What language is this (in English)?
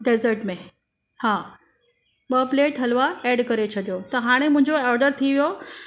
Sindhi